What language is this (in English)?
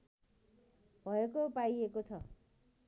Nepali